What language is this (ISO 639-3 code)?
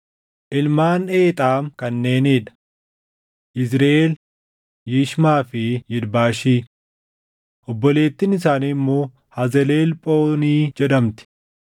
orm